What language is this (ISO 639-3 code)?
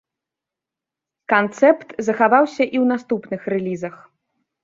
bel